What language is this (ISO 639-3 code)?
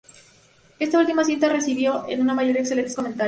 spa